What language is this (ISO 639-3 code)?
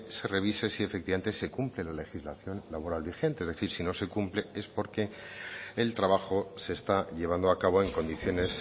spa